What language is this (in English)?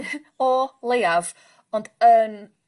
Welsh